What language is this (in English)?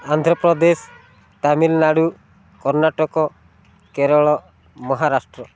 Odia